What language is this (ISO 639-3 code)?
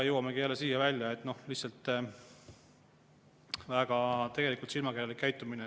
est